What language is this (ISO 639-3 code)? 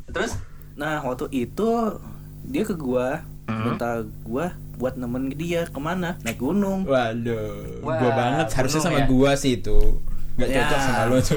ind